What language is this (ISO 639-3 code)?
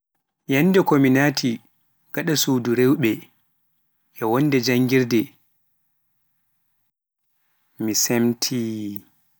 fuf